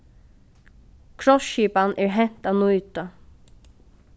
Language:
Faroese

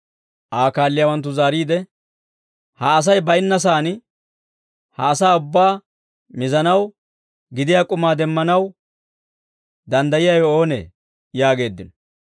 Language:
Dawro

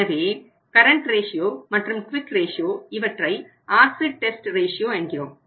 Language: Tamil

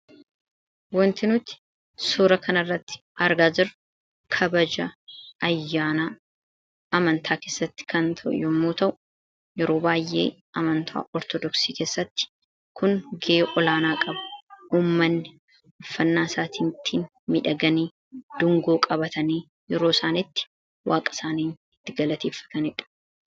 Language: Oromo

